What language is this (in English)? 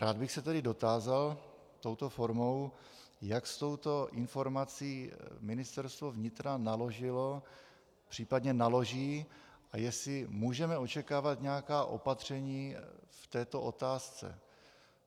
Czech